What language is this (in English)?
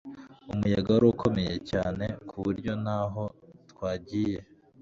Kinyarwanda